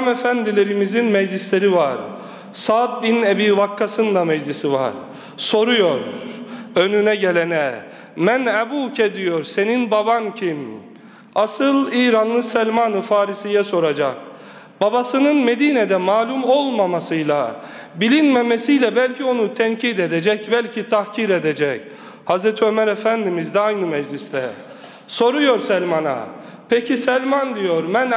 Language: Turkish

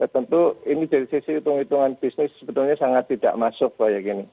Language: Indonesian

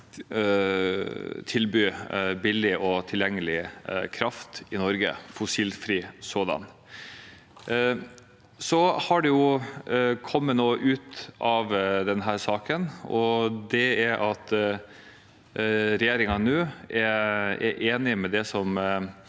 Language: Norwegian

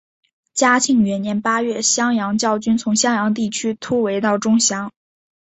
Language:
Chinese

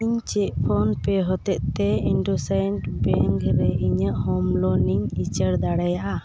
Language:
Santali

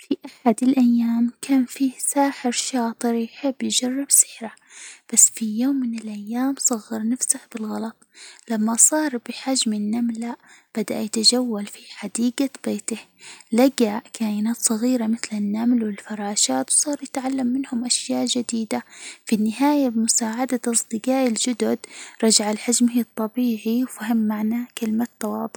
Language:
Hijazi Arabic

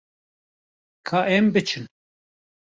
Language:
Kurdish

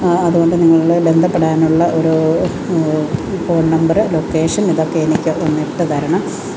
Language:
Malayalam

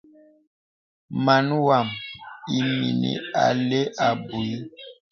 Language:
Bebele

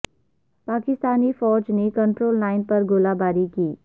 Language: Urdu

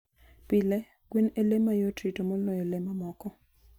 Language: Luo (Kenya and Tanzania)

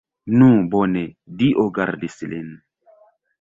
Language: Esperanto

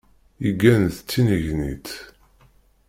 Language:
Kabyle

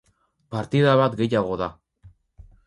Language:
Basque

